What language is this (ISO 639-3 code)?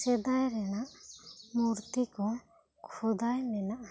sat